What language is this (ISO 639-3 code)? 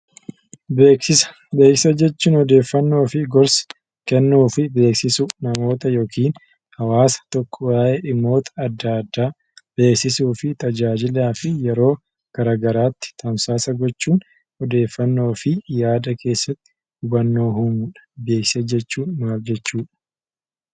orm